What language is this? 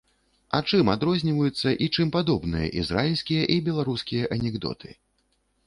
Belarusian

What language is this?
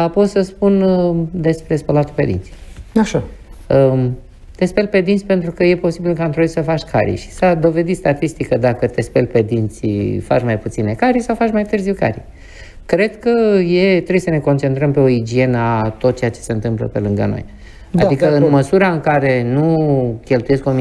Romanian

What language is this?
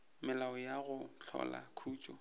Northern Sotho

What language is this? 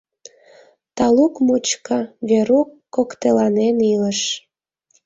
Mari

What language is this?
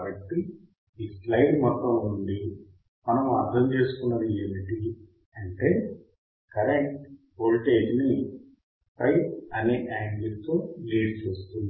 Telugu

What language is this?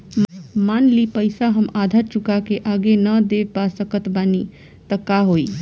Bhojpuri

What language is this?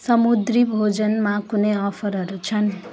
Nepali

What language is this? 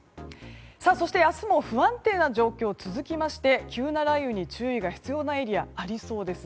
Japanese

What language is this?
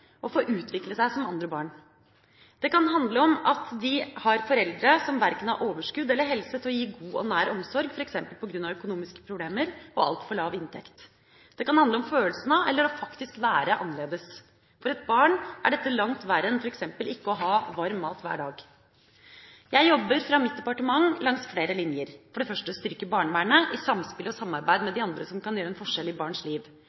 Norwegian Bokmål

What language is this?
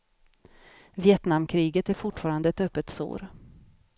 Swedish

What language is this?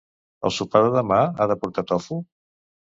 Catalan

